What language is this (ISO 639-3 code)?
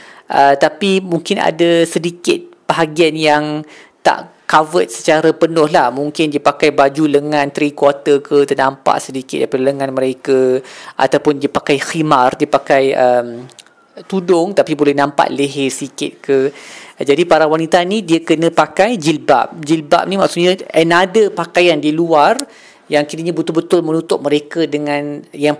msa